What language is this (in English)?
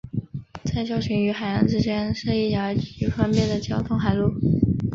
Chinese